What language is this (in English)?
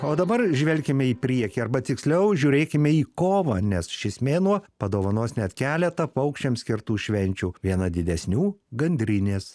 Lithuanian